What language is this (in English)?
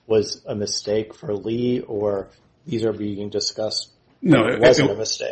English